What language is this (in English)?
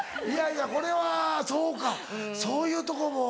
Japanese